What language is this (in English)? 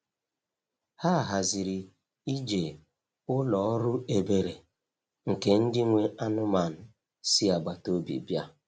Igbo